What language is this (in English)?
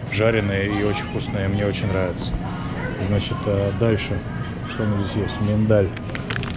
Russian